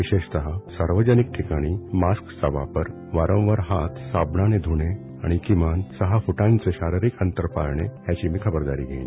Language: Marathi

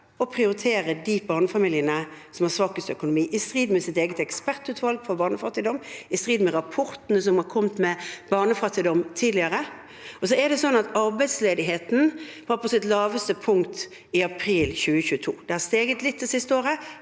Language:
Norwegian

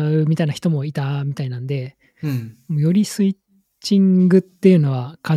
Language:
Japanese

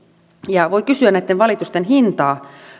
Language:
Finnish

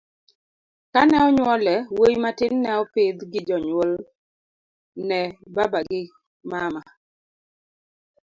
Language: Luo (Kenya and Tanzania)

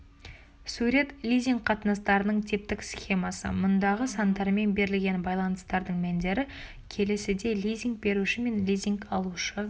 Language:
Kazakh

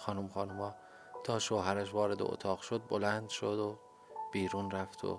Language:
Persian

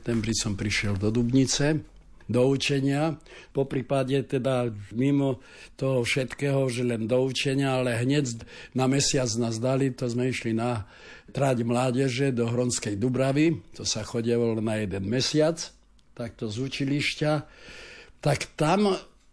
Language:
Slovak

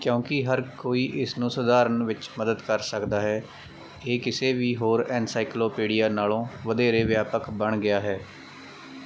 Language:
Punjabi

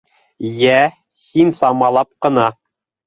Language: Bashkir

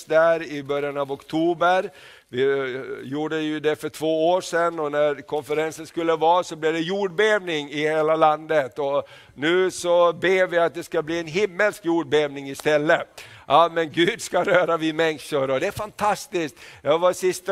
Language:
Swedish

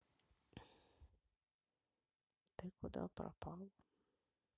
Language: Russian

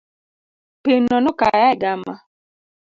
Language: Luo (Kenya and Tanzania)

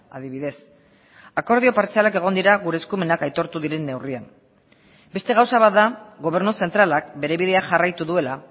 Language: Basque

